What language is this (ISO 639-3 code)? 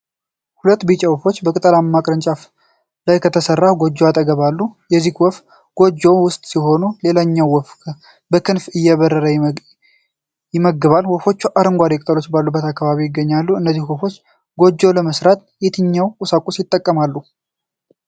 amh